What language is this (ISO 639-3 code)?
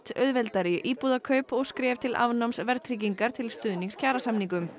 isl